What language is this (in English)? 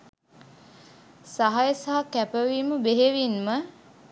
Sinhala